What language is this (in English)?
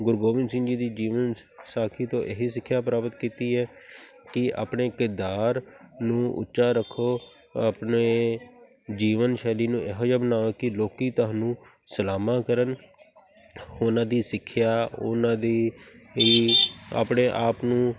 Punjabi